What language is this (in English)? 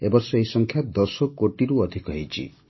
Odia